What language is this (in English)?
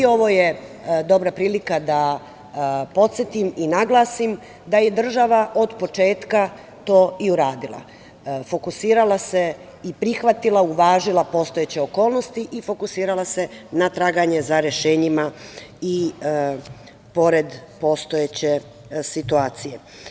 Serbian